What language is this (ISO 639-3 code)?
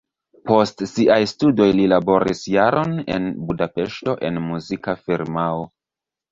epo